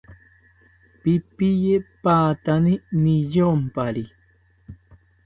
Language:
South Ucayali Ashéninka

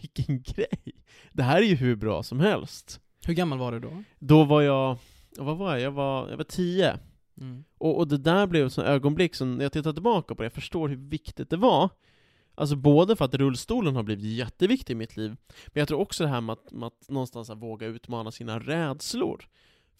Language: Swedish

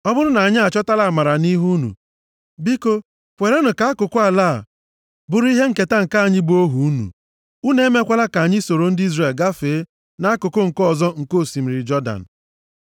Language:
Igbo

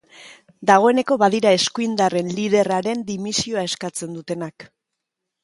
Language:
Basque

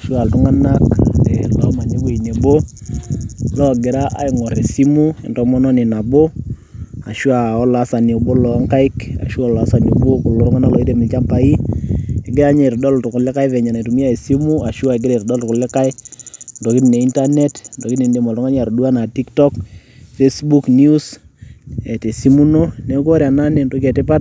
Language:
Masai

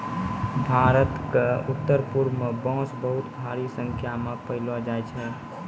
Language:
Maithili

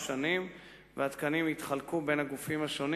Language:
Hebrew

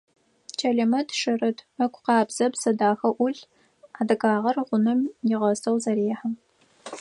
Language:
Adyghe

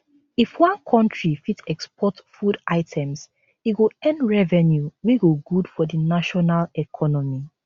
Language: Nigerian Pidgin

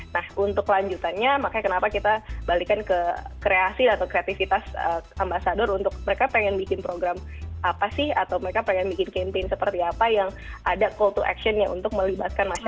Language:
Indonesian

